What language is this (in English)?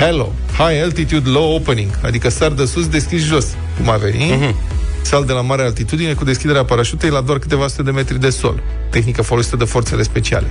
Romanian